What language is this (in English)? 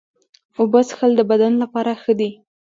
Pashto